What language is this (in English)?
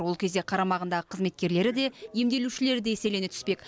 Kazakh